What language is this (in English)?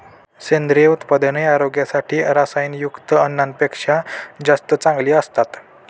Marathi